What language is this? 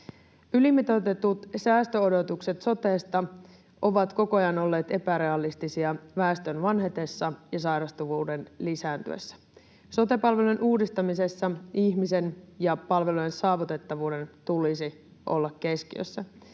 Finnish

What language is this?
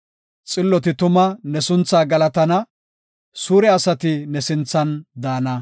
Gofa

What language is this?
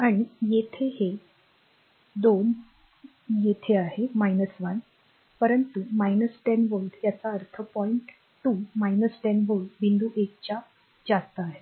Marathi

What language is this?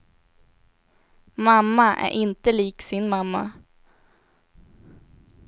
Swedish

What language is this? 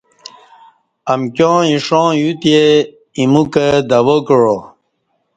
Kati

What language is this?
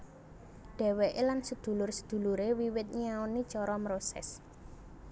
Javanese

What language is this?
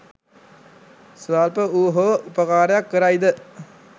Sinhala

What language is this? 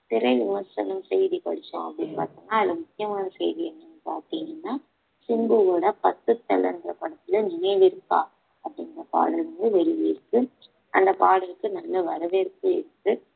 Tamil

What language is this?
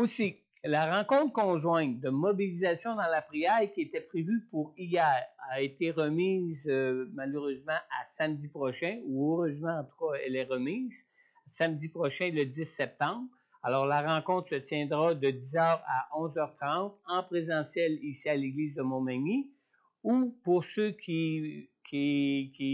French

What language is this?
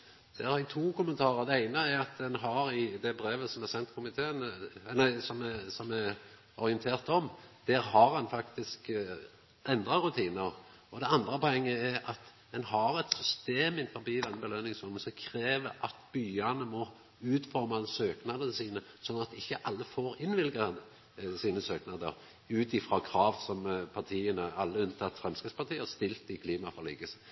Norwegian Nynorsk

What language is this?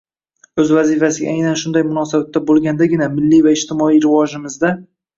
Uzbek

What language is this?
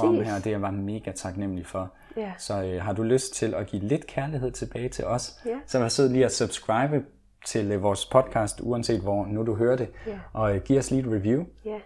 Danish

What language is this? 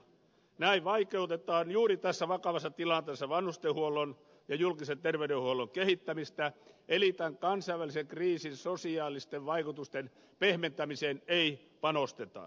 Finnish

